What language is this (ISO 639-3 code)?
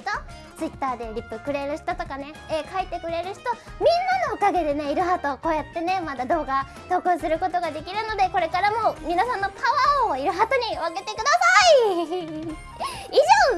jpn